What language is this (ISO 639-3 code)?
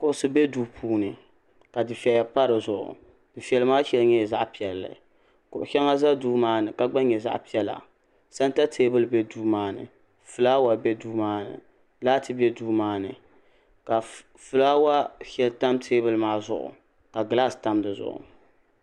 dag